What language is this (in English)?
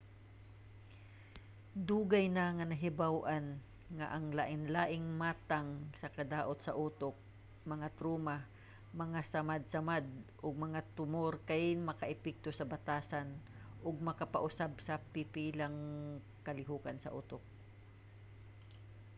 Cebuano